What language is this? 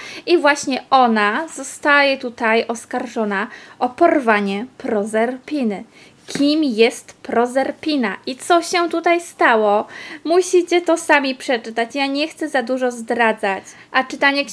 Polish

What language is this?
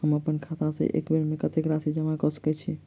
Maithili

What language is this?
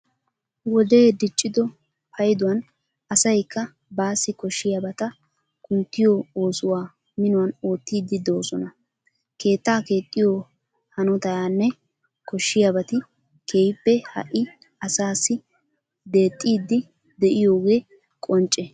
Wolaytta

